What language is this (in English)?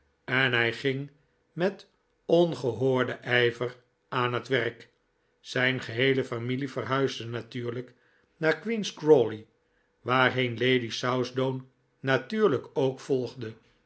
Dutch